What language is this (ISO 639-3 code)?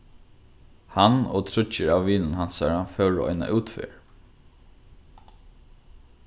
fao